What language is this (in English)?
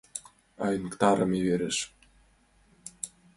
Mari